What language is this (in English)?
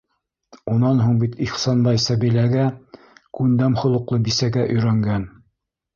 Bashkir